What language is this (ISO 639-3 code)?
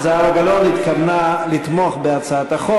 heb